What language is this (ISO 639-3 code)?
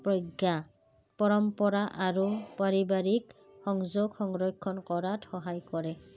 asm